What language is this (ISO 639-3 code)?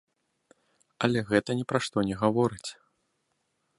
bel